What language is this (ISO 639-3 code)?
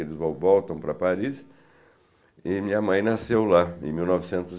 por